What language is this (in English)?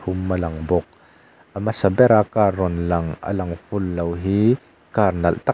Mizo